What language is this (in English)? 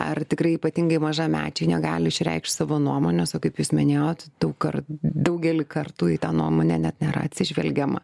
Lithuanian